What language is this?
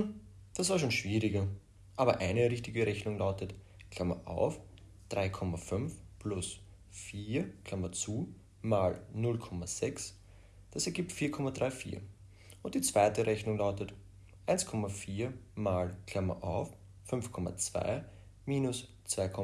German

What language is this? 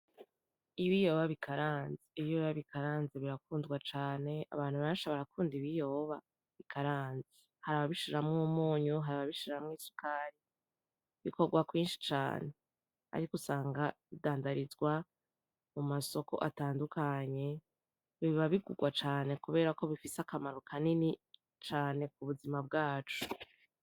Rundi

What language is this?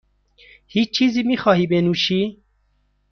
Persian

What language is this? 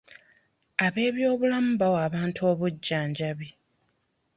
Ganda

